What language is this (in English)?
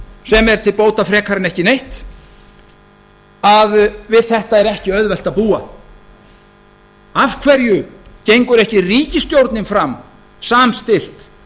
Icelandic